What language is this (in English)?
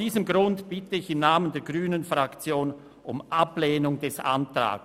Swiss German